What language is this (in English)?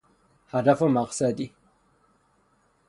Persian